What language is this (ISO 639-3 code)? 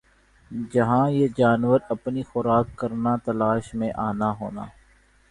urd